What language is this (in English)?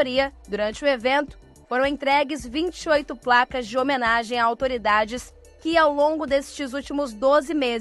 Portuguese